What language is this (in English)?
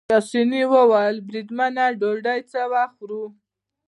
Pashto